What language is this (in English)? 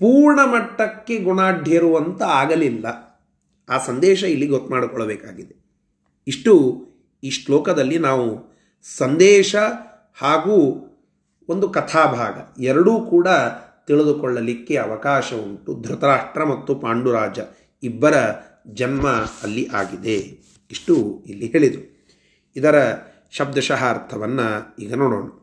Kannada